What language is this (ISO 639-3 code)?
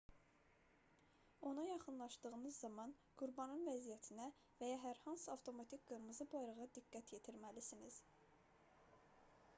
aze